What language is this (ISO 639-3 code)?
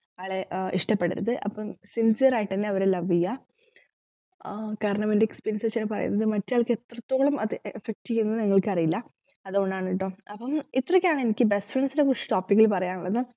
mal